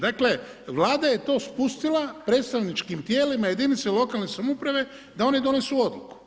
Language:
Croatian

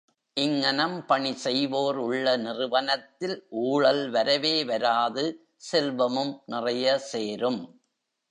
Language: Tamil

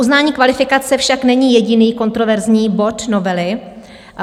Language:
Czech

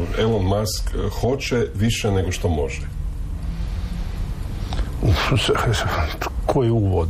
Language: Croatian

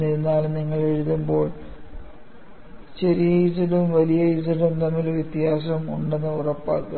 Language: Malayalam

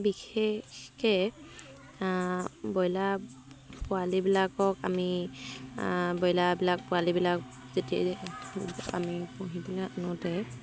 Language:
Assamese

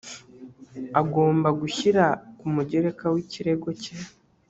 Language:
Kinyarwanda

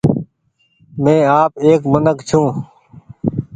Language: Goaria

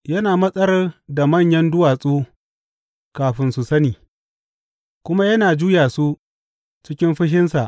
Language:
Hausa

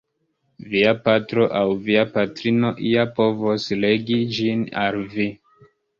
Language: Esperanto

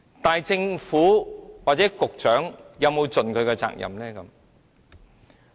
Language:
Cantonese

